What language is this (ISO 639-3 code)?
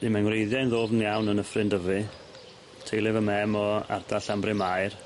cym